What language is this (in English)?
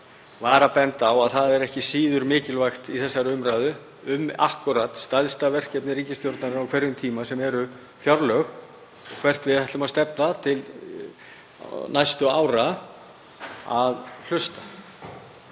Icelandic